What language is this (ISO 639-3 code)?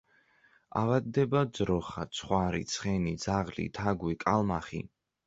kat